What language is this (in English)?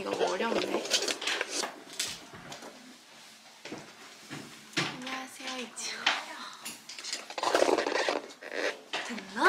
Korean